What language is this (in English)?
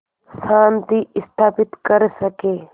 Hindi